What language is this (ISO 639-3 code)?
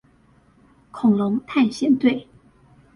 zho